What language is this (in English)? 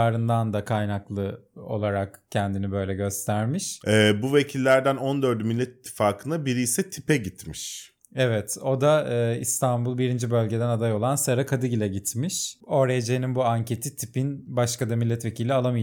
Turkish